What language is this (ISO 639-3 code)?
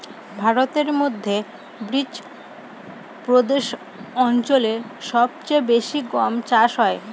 ben